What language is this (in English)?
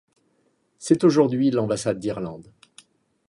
French